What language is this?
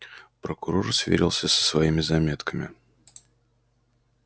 Russian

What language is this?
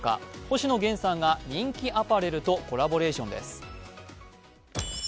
Japanese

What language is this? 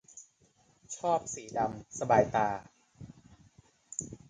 Thai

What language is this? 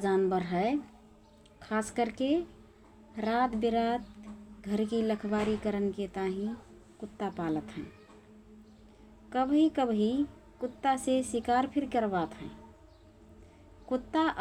Rana Tharu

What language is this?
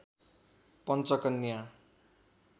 Nepali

